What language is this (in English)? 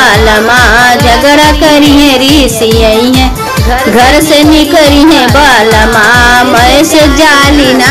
Hindi